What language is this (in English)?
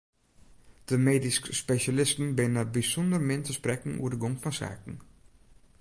Western Frisian